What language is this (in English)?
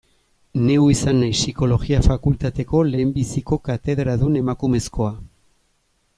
Basque